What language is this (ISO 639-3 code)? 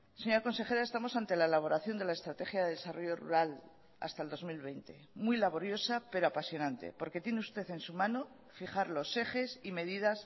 spa